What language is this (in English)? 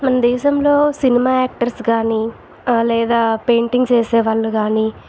Telugu